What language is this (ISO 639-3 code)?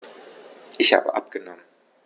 deu